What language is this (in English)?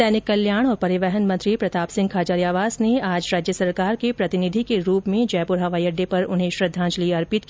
Hindi